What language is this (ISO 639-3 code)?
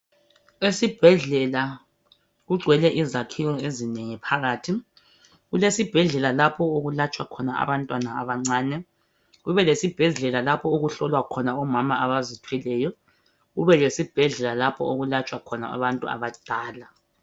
nde